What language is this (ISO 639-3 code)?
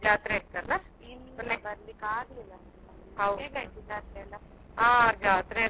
kan